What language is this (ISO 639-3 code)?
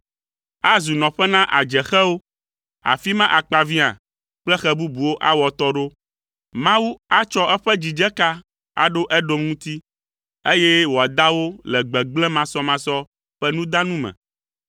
ewe